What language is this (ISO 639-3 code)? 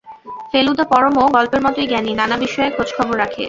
ben